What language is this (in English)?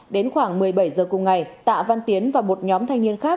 Vietnamese